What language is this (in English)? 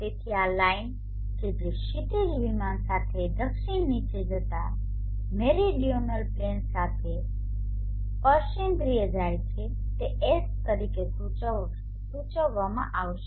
Gujarati